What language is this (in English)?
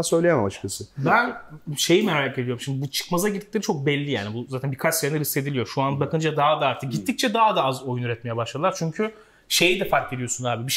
Turkish